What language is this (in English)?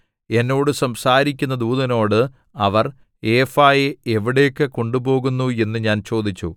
Malayalam